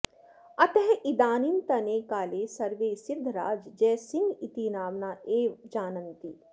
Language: Sanskrit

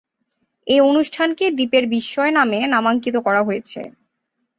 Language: Bangla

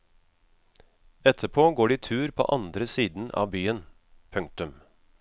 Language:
Norwegian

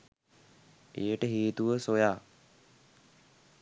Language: Sinhala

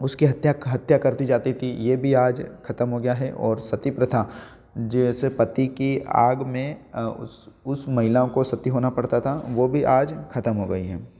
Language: Hindi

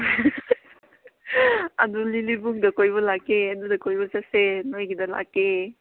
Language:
Manipuri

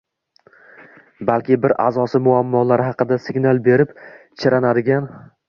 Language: Uzbek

